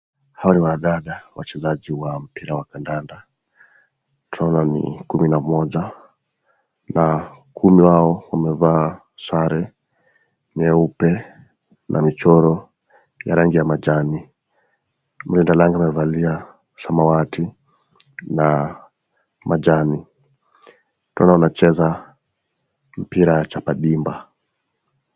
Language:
Swahili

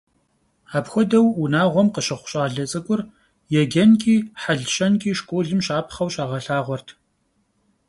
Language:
Kabardian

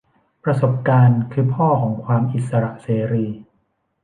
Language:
Thai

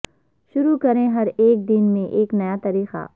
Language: Urdu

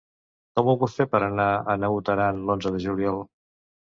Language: Catalan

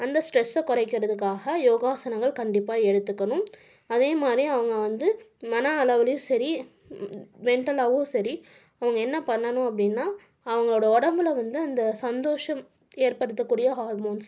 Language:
Tamil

